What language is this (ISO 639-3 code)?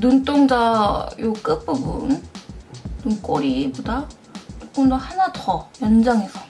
kor